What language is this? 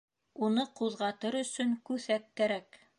Bashkir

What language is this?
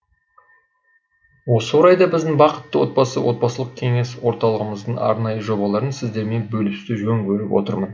Kazakh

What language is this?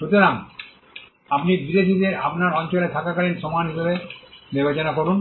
Bangla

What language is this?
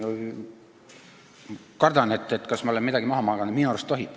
Estonian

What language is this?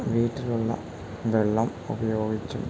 Malayalam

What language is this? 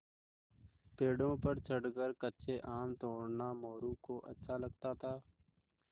Hindi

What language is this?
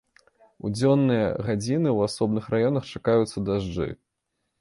Belarusian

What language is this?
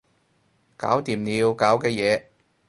Cantonese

